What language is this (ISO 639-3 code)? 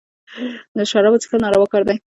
pus